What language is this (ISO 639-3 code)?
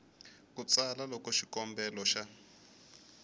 tso